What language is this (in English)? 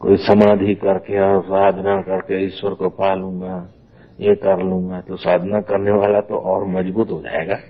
Hindi